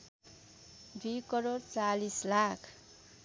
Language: Nepali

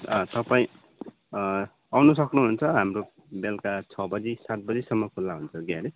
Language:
Nepali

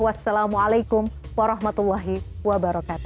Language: Indonesian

